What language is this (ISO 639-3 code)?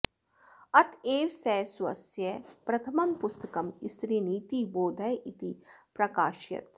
san